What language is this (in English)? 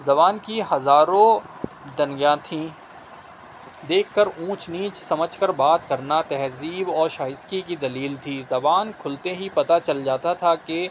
Urdu